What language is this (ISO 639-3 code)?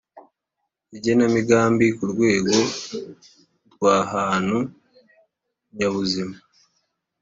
kin